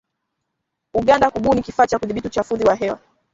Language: Swahili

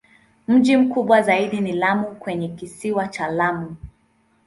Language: Swahili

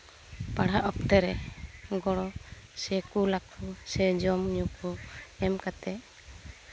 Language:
Santali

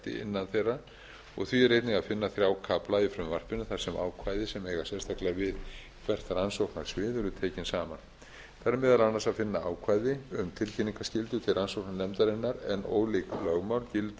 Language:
Icelandic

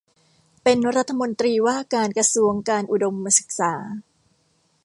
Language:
Thai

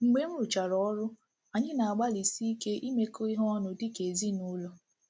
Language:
Igbo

